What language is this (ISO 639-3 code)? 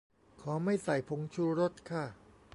tha